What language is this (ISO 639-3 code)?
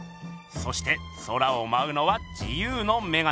jpn